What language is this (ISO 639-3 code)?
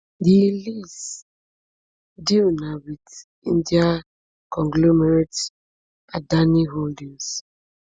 pcm